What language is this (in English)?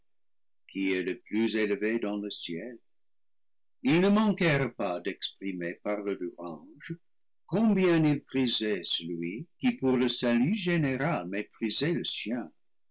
French